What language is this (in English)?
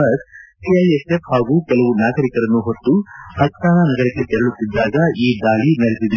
Kannada